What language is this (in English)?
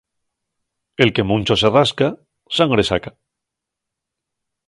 Asturian